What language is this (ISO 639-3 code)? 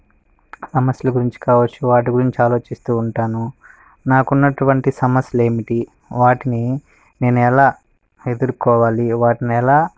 tel